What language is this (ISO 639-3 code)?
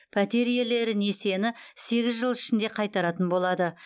kaz